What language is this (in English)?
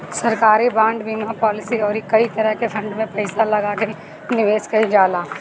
Bhojpuri